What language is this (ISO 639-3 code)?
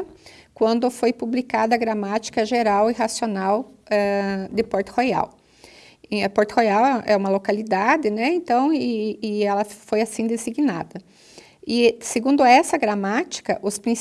por